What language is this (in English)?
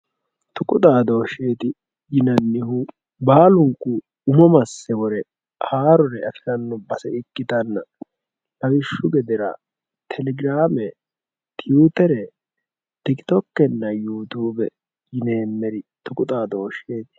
Sidamo